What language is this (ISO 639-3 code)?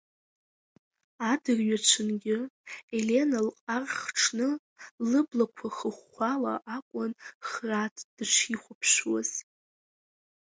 abk